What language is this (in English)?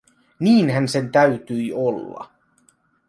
Finnish